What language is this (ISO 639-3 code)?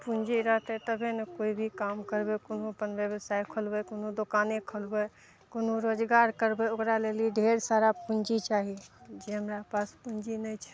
mai